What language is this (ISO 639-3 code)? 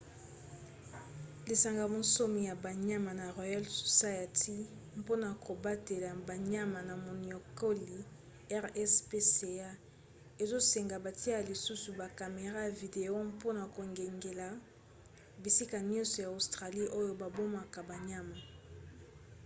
lin